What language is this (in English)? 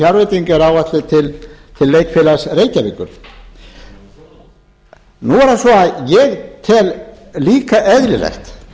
Icelandic